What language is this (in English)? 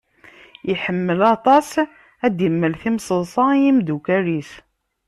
Kabyle